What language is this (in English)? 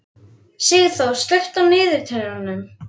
Icelandic